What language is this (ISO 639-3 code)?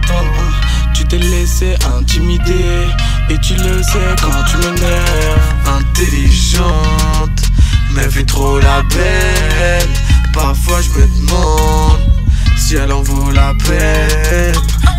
fra